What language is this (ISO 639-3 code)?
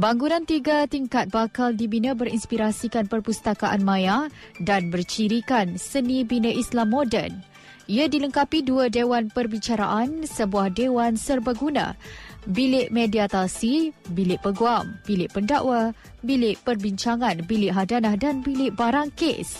msa